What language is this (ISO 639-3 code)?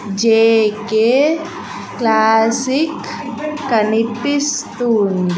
tel